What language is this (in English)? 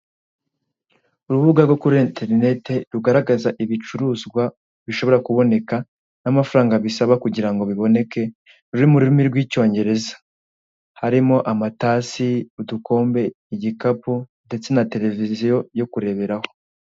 Kinyarwanda